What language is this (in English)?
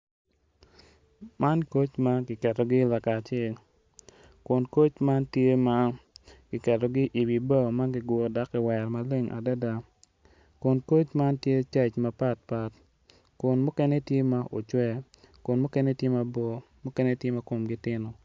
Acoli